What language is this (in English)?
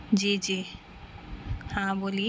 Urdu